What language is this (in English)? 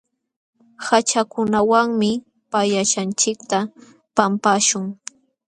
Jauja Wanca Quechua